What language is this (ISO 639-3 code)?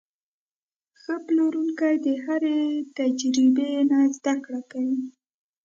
pus